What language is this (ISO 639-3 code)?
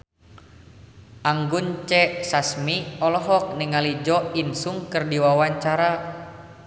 sun